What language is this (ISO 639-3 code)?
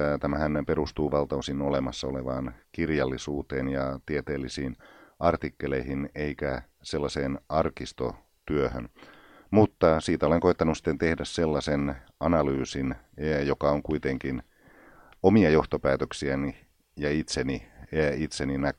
fin